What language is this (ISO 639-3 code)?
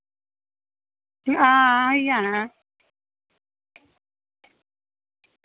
doi